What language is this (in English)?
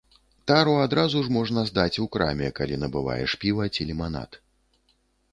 Belarusian